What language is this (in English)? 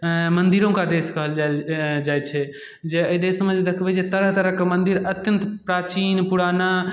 Maithili